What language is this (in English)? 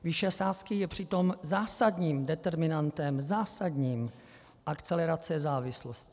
Czech